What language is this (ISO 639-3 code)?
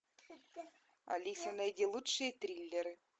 rus